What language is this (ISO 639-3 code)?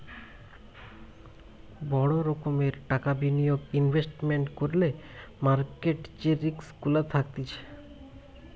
ben